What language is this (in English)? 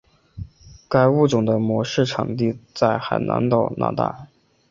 Chinese